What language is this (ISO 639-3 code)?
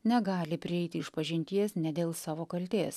lit